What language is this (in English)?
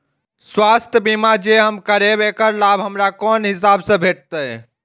Maithili